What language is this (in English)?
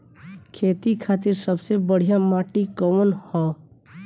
Bhojpuri